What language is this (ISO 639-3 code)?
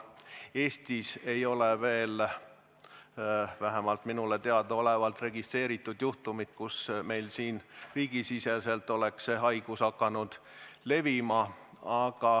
est